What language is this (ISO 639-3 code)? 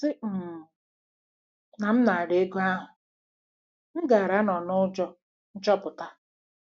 ibo